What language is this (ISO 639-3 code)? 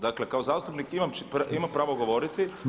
hrv